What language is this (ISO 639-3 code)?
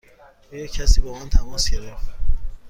fas